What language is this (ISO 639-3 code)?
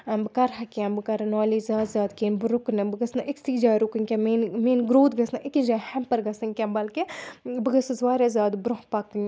kas